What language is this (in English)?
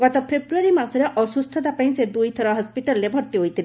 Odia